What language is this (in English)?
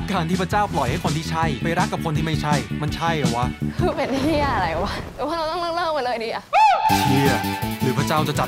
Thai